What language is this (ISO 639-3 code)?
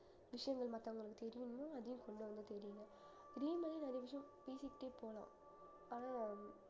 tam